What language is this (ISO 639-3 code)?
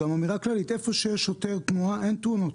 heb